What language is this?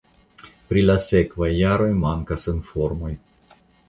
Esperanto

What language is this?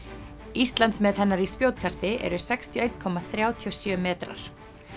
Icelandic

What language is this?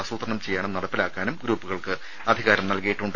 Malayalam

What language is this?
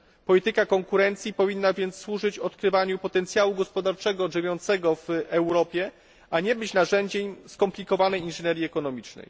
Polish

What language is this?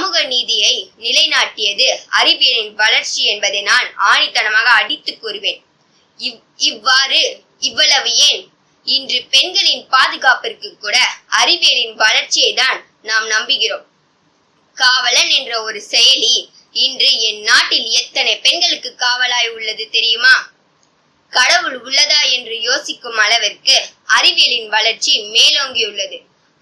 Tamil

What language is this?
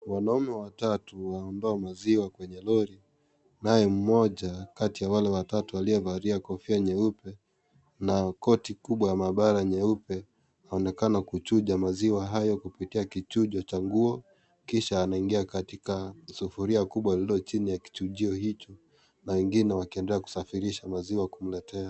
Swahili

